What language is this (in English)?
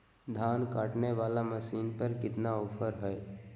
Magahi